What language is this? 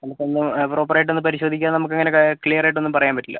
Malayalam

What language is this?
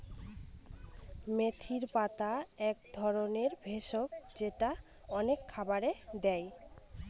Bangla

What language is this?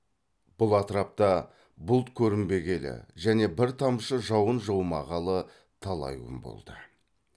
Kazakh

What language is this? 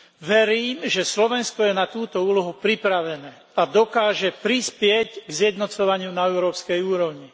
Slovak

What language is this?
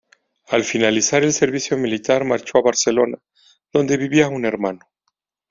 Spanish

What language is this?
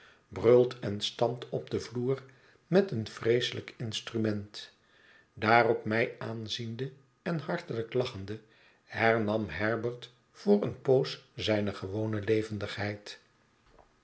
Dutch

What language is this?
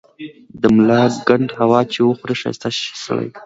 Pashto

